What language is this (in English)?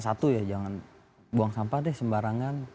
Indonesian